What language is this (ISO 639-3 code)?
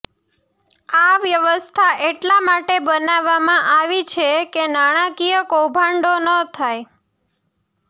guj